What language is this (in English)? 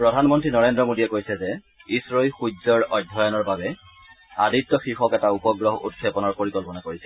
Assamese